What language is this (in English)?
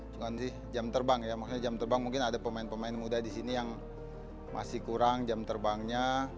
Indonesian